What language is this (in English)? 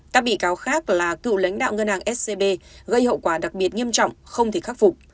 Vietnamese